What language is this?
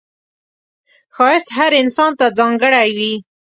Pashto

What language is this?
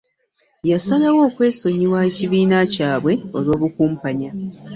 Ganda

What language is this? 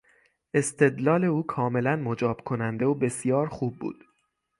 Persian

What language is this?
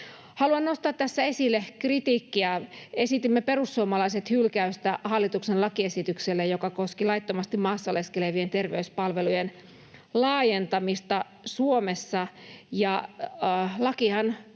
Finnish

